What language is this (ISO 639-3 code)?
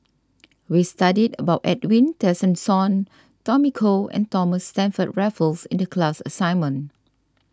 eng